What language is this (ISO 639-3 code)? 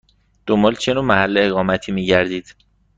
fas